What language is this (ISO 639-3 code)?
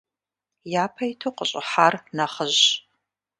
kbd